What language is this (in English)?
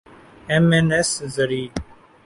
Urdu